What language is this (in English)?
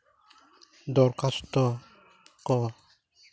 Santali